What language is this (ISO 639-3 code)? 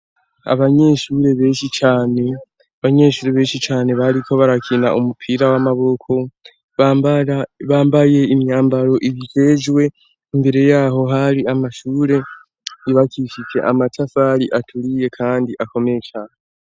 run